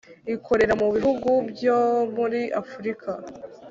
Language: Kinyarwanda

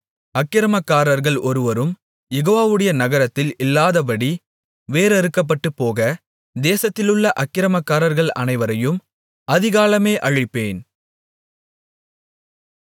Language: Tamil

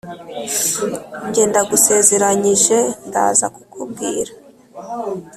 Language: Kinyarwanda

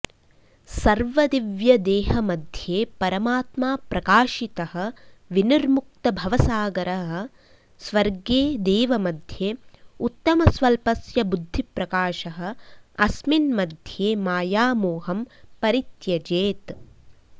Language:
Sanskrit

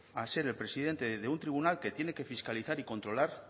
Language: Spanish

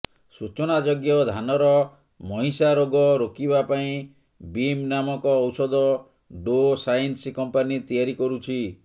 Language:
Odia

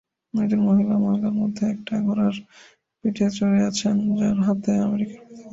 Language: Bangla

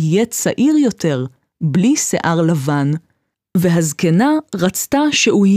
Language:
Hebrew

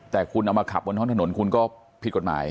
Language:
Thai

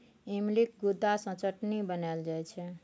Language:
Maithili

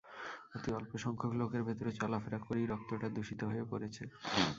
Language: Bangla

